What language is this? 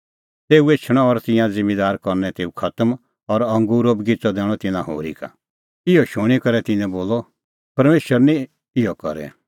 Kullu Pahari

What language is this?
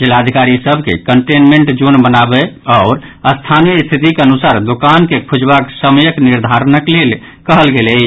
Maithili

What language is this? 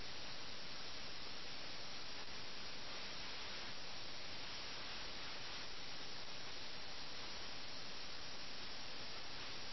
Malayalam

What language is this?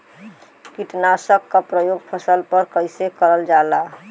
Bhojpuri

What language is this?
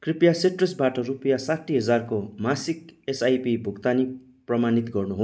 Nepali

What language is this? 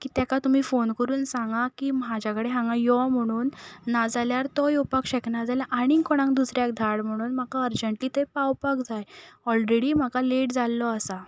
Konkani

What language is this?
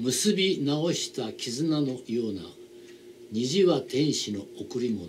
Japanese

